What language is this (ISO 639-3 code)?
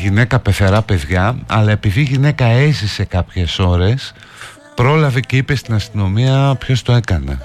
ell